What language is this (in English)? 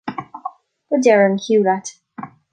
Irish